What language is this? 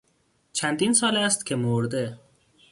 Persian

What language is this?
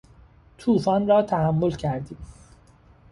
Persian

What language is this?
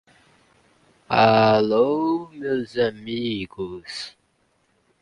Portuguese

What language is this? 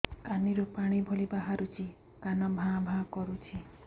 Odia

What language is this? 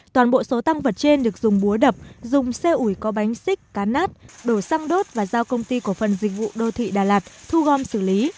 Vietnamese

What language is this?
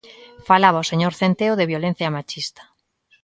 Galician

